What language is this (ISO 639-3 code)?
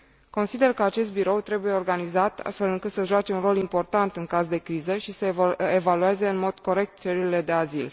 ron